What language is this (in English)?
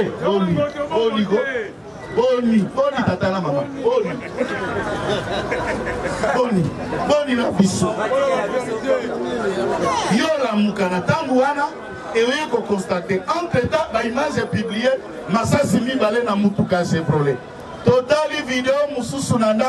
French